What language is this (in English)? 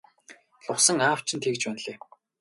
Mongolian